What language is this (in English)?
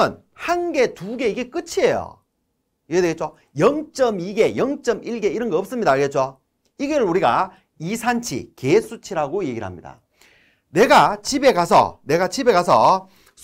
Korean